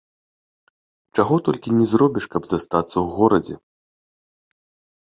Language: Belarusian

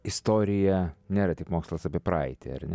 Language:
Lithuanian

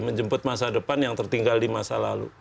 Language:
Indonesian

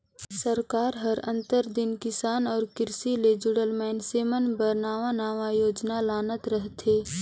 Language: Chhattisgarhi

